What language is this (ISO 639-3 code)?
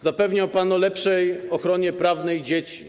pol